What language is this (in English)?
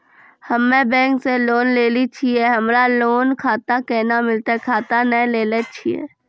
Maithili